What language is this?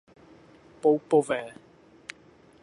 Czech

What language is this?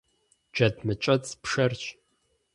Kabardian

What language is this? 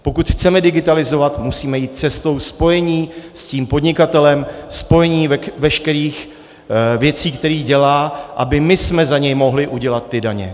Czech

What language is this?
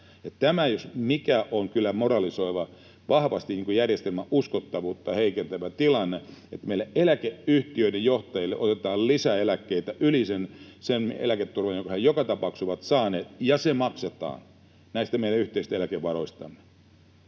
Finnish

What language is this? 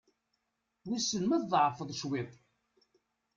Kabyle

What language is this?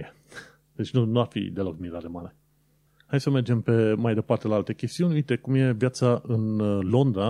Romanian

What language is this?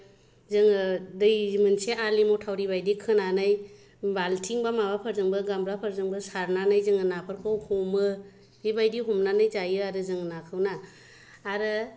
Bodo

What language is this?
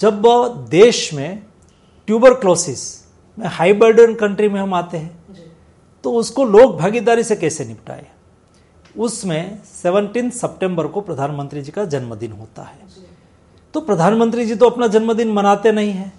Hindi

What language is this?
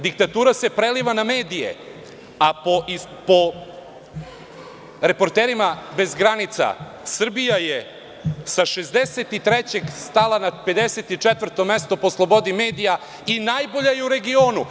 Serbian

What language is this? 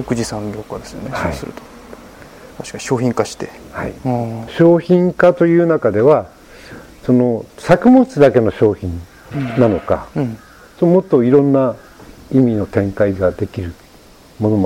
Japanese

